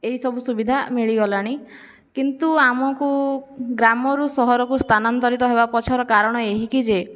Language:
Odia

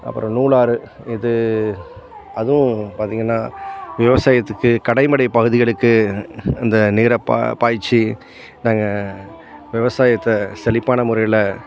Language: Tamil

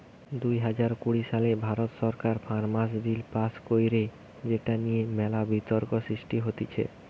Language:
Bangla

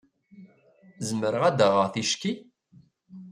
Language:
Kabyle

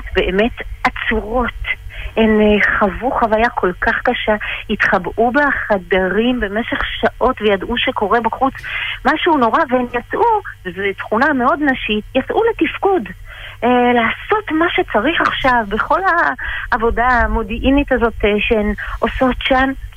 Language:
Hebrew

